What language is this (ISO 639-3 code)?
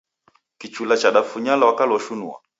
dav